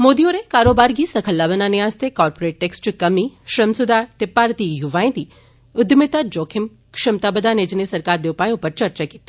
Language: Dogri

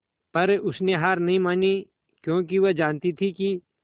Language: Hindi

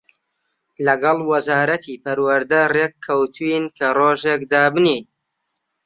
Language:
Central Kurdish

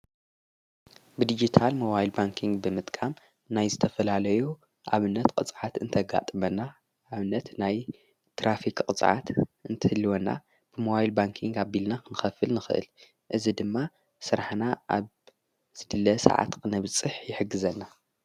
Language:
Tigrinya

